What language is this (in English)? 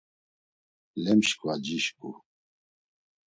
Laz